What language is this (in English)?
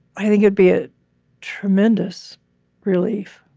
English